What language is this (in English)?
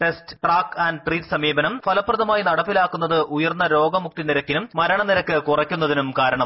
Malayalam